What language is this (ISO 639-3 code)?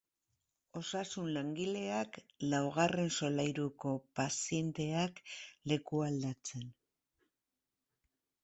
eus